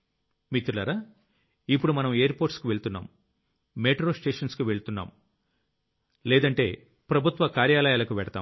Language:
Telugu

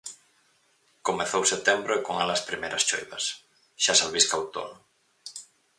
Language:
Galician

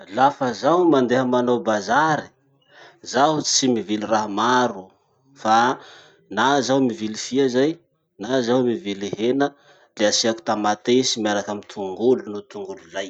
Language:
Masikoro Malagasy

